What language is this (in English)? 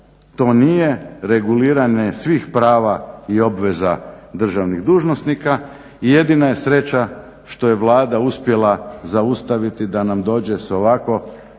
Croatian